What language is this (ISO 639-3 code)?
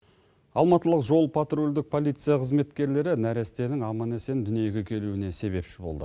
kaz